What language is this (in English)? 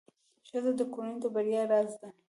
Pashto